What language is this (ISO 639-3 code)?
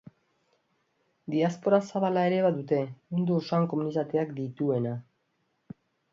eus